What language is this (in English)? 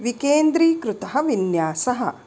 Sanskrit